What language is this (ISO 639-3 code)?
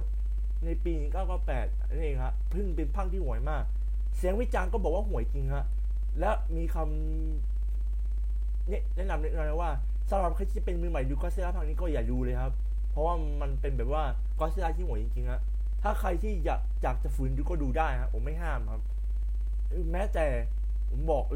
tha